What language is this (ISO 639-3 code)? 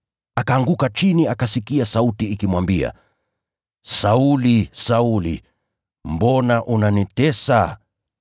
swa